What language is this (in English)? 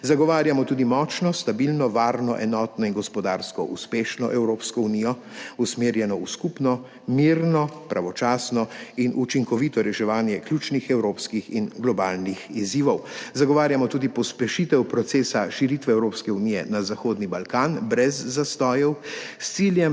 Slovenian